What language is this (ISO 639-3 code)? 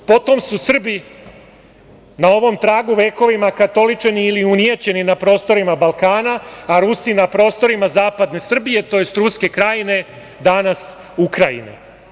srp